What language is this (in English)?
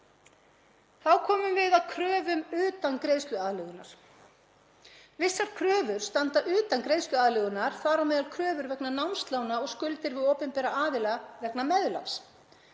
Icelandic